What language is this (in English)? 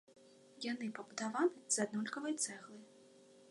Belarusian